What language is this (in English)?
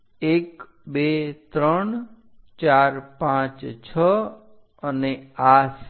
Gujarati